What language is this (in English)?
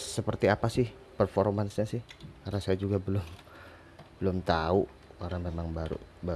Indonesian